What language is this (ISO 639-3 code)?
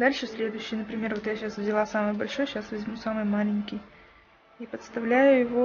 rus